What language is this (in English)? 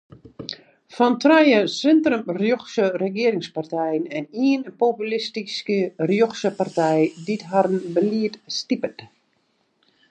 Western Frisian